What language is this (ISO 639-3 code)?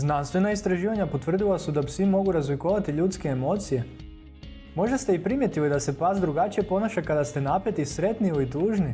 hrv